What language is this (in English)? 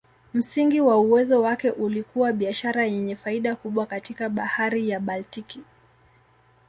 Swahili